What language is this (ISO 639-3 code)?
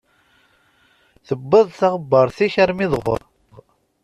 kab